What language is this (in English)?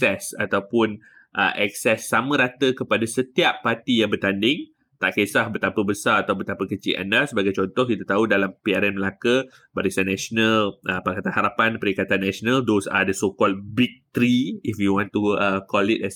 Malay